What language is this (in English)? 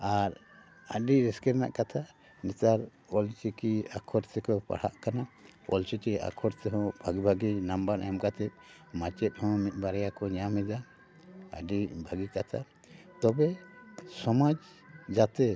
Santali